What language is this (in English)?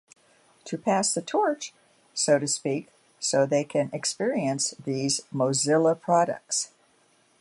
English